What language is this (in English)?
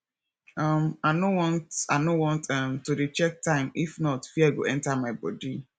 Nigerian Pidgin